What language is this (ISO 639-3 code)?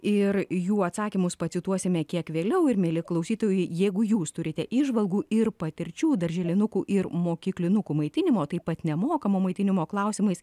lit